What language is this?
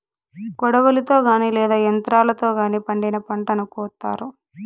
Telugu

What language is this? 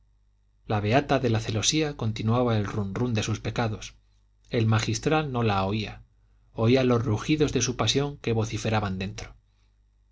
Spanish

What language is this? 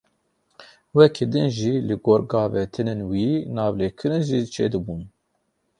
Kurdish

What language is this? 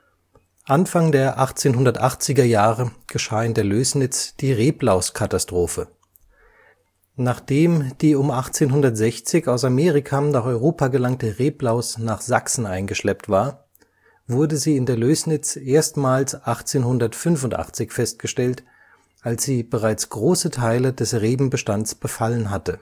German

